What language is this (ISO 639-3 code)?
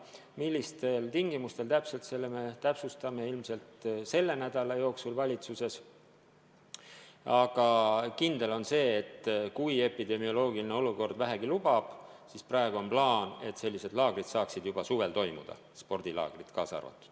est